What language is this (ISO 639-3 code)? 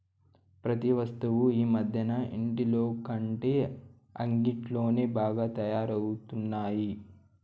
tel